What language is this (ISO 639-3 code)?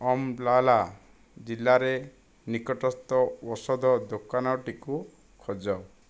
ori